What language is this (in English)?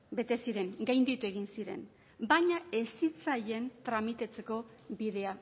Basque